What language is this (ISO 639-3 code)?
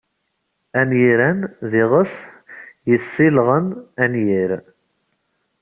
kab